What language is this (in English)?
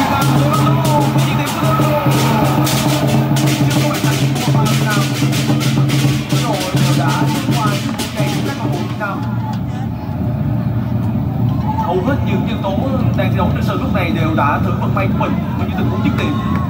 Vietnamese